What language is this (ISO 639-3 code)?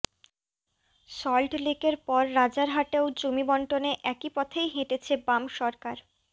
ben